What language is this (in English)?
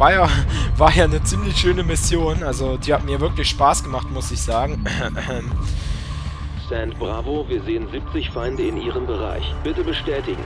German